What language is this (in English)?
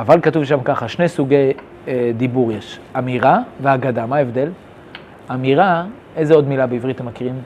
Hebrew